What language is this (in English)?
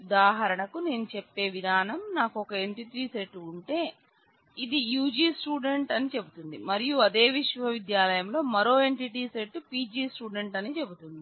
Telugu